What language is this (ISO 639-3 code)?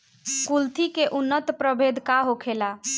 bho